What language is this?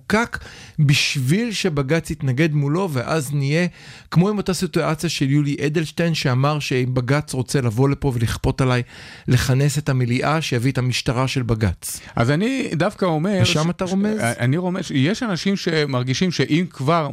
Hebrew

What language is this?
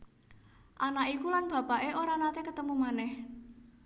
Javanese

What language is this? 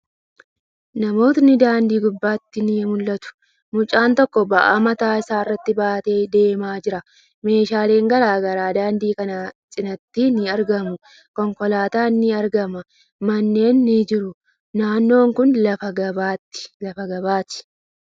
Oromo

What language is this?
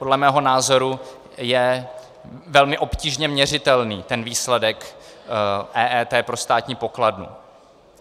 Czech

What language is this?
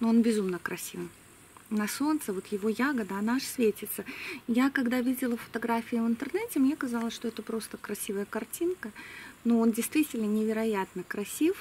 Russian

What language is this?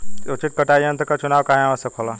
Bhojpuri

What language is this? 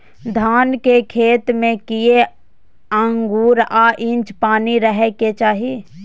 Maithili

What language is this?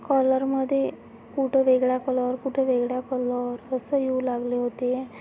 Marathi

